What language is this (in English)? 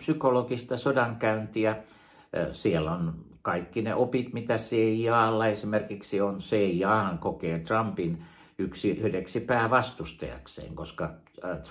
Finnish